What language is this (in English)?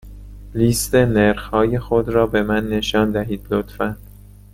Persian